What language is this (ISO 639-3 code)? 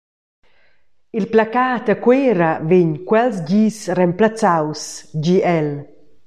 roh